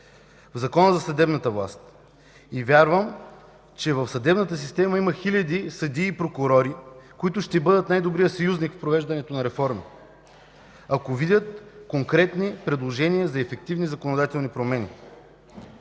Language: Bulgarian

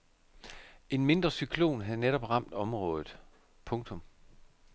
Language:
Danish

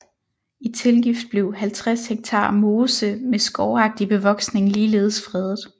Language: Danish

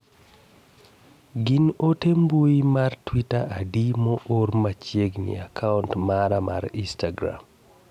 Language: Luo (Kenya and Tanzania)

